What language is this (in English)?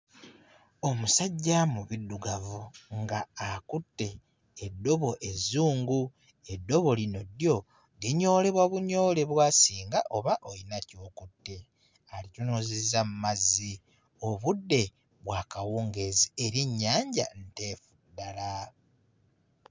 Ganda